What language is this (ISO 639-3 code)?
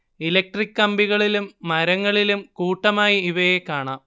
mal